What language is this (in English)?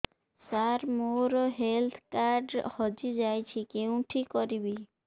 Odia